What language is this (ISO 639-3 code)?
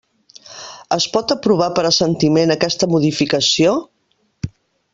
cat